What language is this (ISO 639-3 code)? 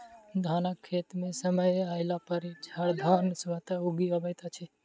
mai